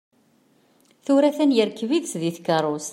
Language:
Kabyle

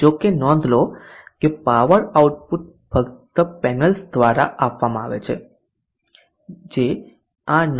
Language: Gujarati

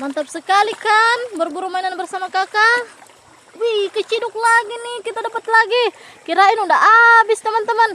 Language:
Indonesian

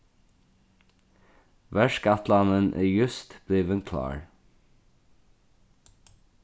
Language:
Faroese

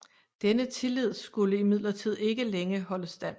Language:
Danish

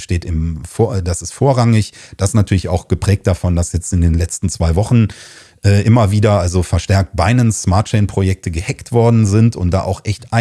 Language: German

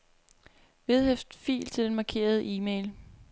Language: Danish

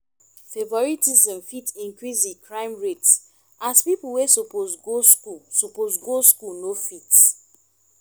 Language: Nigerian Pidgin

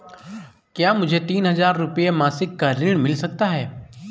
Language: Hindi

